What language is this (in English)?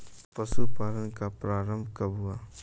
Hindi